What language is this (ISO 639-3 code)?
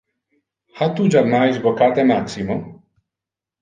ina